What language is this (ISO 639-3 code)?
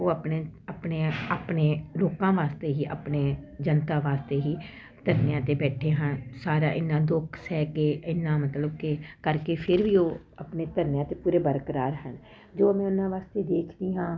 pan